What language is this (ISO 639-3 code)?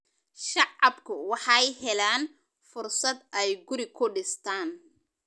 som